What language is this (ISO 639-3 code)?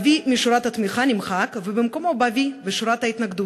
heb